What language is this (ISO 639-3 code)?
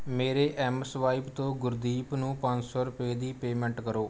pan